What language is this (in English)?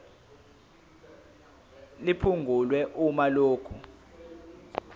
Zulu